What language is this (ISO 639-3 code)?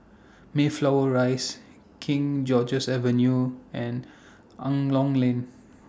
eng